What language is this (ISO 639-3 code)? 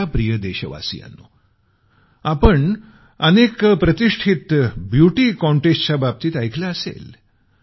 mar